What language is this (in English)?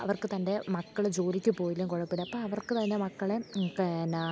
Malayalam